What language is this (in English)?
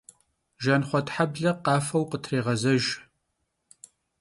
Kabardian